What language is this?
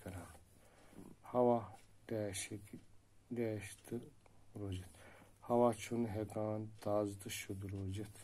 Turkish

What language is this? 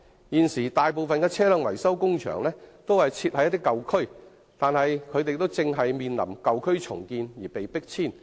Cantonese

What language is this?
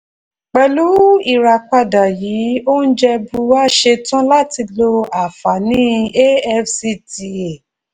Yoruba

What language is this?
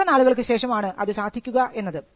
Malayalam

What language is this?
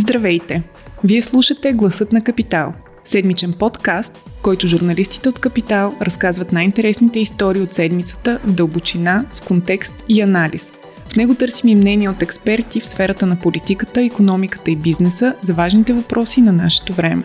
Bulgarian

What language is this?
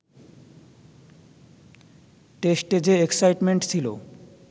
Bangla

